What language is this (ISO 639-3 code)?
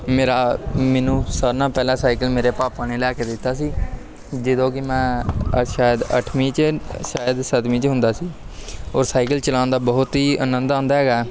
pan